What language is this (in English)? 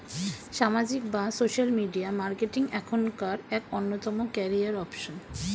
Bangla